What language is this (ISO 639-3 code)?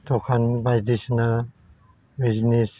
brx